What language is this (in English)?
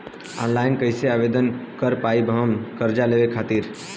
Bhojpuri